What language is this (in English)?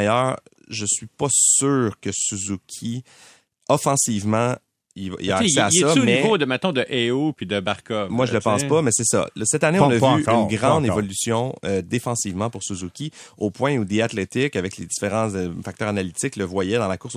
French